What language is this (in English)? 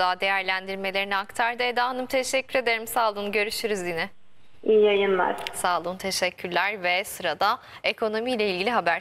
Turkish